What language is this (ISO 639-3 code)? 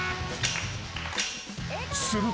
jpn